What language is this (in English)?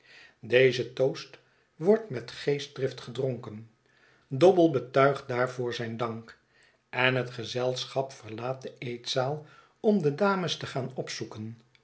Dutch